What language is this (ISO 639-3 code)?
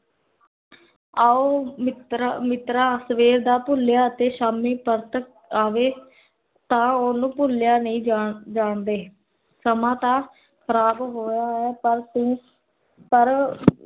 pan